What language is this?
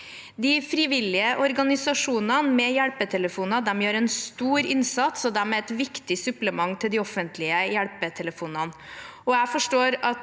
Norwegian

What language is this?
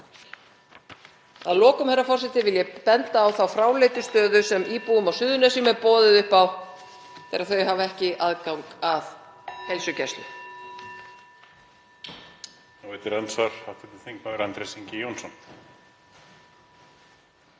Icelandic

